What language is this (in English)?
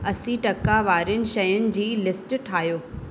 Sindhi